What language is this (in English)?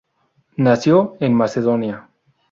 Spanish